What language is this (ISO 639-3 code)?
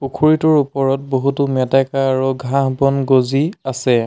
asm